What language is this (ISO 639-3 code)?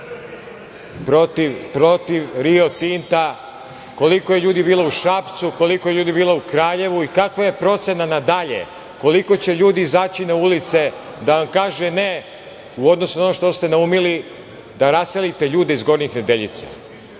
srp